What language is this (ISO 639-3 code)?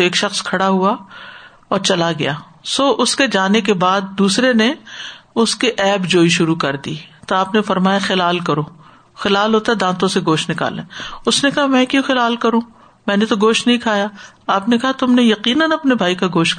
urd